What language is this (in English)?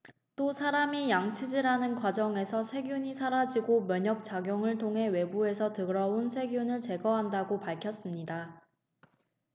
Korean